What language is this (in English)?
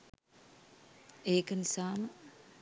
Sinhala